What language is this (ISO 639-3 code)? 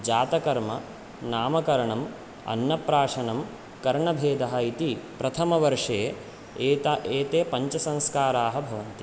san